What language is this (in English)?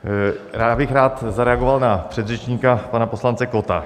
Czech